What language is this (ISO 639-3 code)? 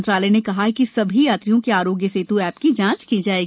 hin